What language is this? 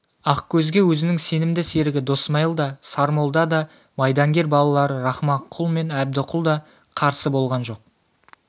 Kazakh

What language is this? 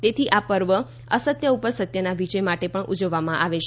Gujarati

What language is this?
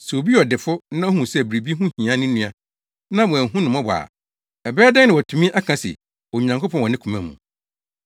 Akan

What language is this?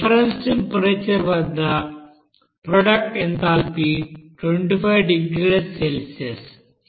Telugu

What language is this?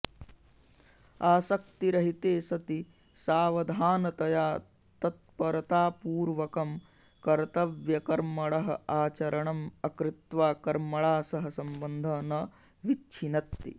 Sanskrit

